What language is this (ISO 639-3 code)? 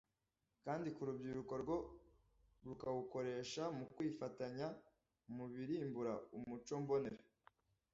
kin